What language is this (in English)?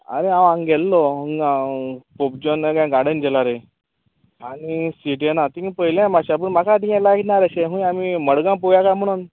Konkani